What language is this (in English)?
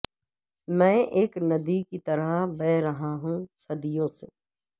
Urdu